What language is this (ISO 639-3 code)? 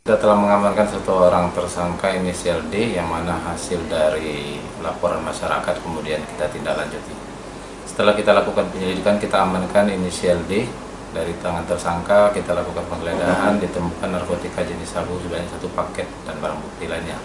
ind